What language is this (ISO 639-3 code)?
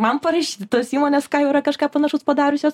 lit